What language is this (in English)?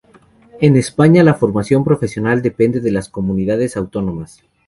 Spanish